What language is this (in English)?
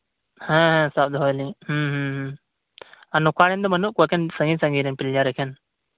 Santali